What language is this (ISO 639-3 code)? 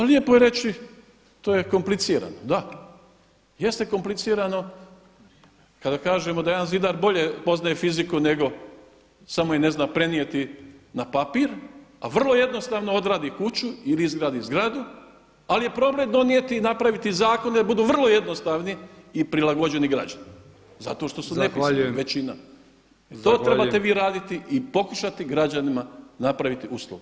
hrv